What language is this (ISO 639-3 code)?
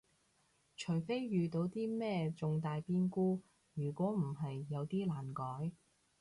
yue